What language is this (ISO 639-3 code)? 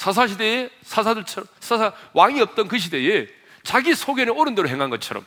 kor